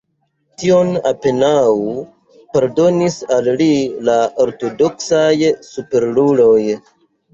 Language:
Esperanto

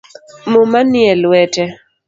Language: Luo (Kenya and Tanzania)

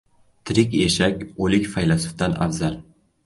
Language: Uzbek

